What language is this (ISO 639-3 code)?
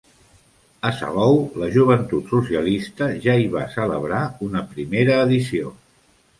cat